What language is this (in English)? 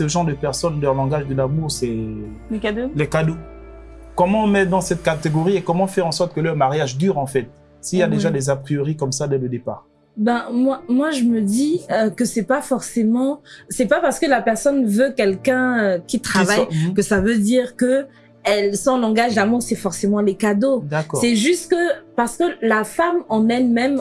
French